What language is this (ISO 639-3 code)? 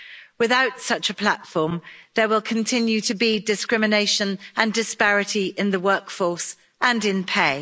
eng